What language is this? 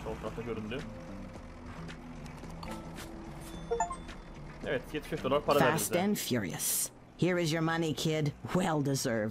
Turkish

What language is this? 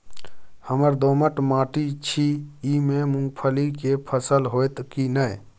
Maithili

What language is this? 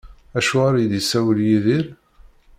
Kabyle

